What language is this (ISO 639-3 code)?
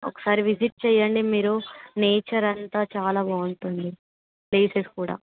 tel